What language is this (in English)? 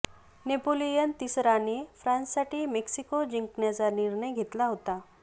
Marathi